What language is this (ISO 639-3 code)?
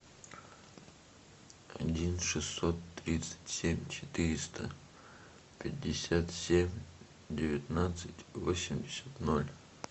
rus